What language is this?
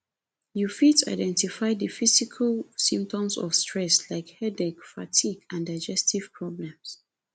Nigerian Pidgin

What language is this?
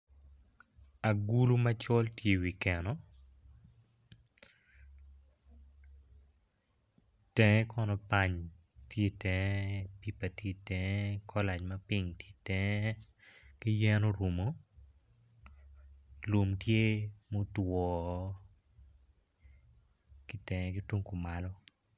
Acoli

